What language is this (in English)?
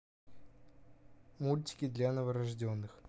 Russian